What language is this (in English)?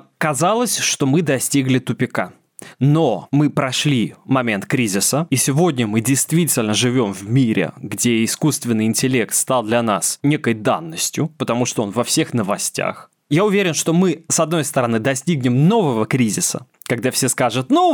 Russian